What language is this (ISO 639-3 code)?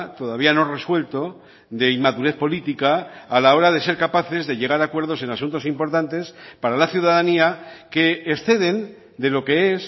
spa